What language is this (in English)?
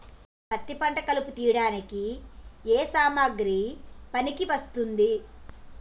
Telugu